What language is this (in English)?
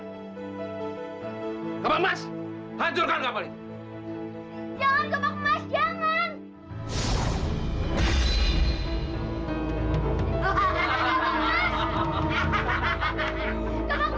Indonesian